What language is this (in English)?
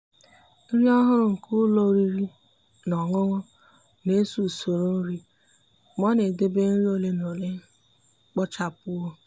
Igbo